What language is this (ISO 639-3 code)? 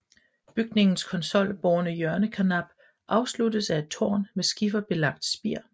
dan